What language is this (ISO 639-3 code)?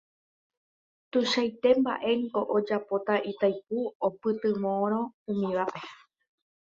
grn